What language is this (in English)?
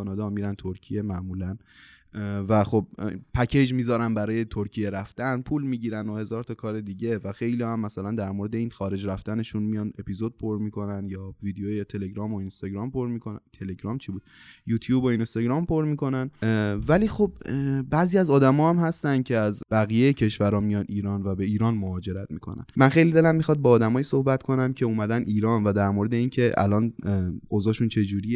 Persian